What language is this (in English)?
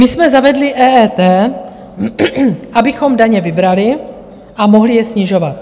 Czech